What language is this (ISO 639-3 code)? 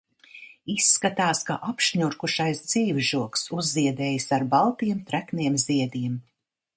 lav